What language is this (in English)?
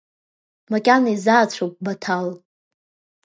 Abkhazian